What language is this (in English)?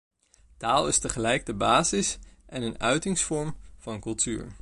Dutch